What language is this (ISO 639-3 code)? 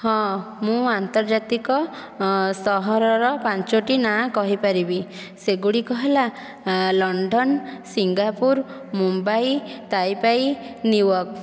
ori